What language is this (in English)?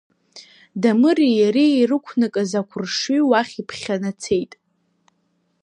Abkhazian